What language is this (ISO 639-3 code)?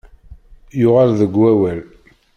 kab